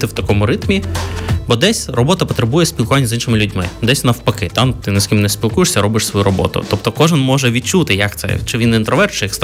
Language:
Ukrainian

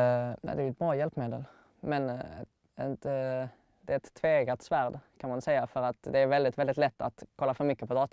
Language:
Swedish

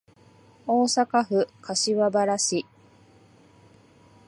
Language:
Japanese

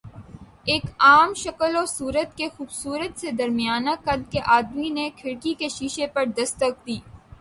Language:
Urdu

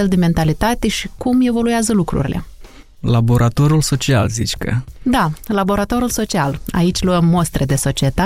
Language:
Romanian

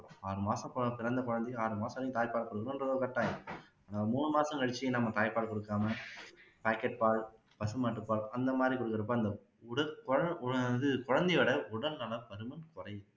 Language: Tamil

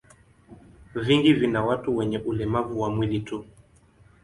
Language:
Swahili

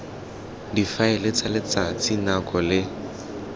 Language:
Tswana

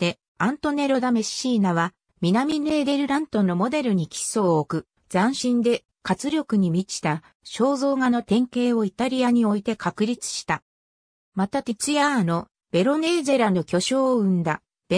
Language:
Japanese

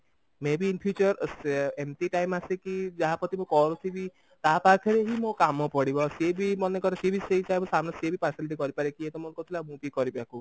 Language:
Odia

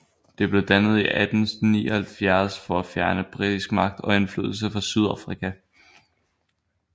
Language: Danish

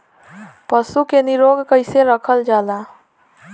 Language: Bhojpuri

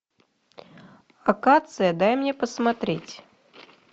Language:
Russian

